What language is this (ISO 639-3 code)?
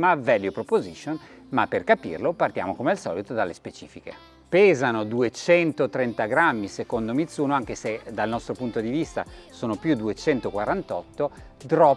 ita